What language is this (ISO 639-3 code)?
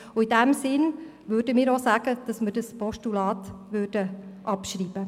gsw